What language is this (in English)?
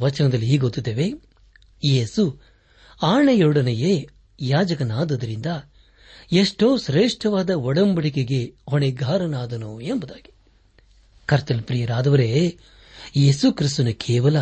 Kannada